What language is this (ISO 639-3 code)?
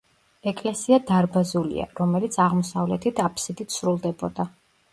kat